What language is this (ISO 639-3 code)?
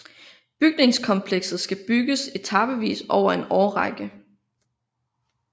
dan